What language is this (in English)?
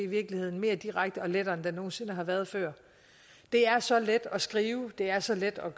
Danish